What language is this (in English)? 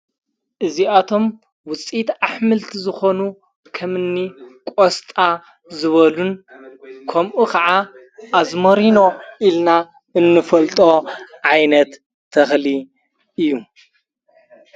Tigrinya